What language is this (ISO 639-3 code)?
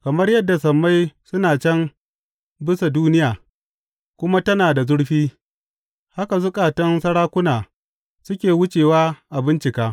hau